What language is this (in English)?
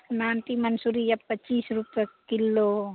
Maithili